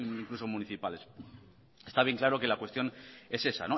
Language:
Spanish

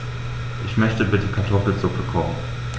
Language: German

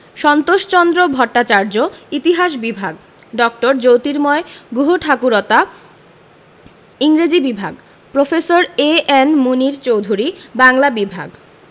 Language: Bangla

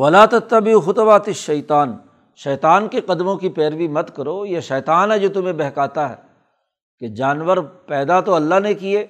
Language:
Urdu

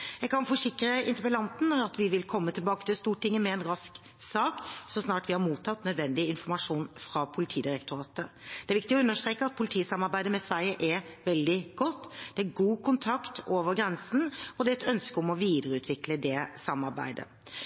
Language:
Norwegian Bokmål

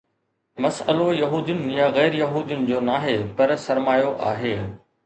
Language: Sindhi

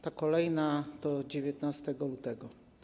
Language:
Polish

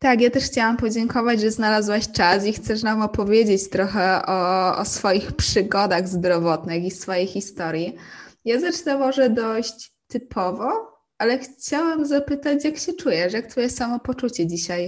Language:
Polish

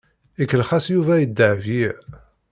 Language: Kabyle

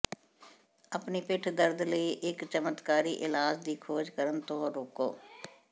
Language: Punjabi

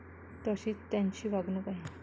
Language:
Marathi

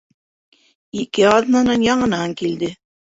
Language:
Bashkir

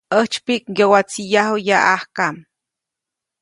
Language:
Copainalá Zoque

